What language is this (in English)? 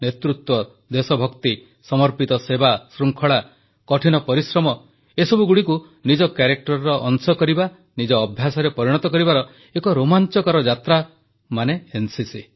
Odia